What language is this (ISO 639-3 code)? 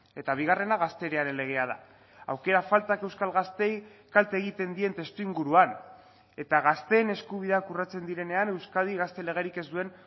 eus